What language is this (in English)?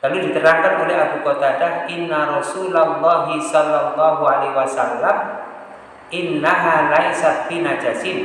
Indonesian